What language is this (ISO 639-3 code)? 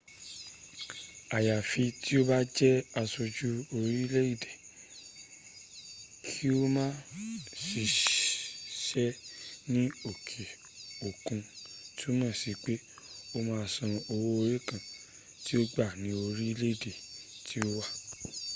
yor